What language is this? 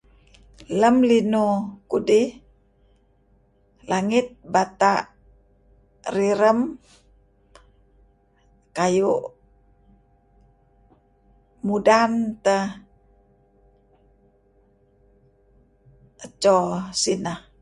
Kelabit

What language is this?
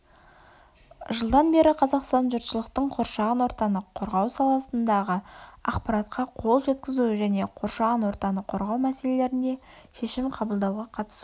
Kazakh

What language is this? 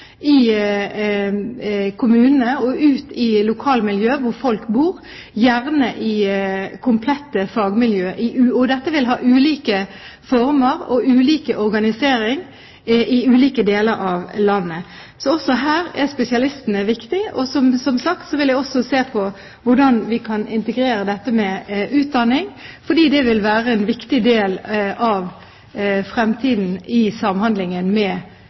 Norwegian Bokmål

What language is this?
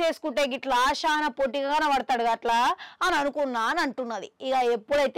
Telugu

